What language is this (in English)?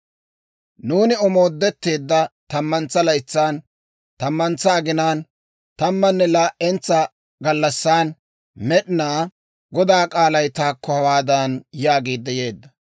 Dawro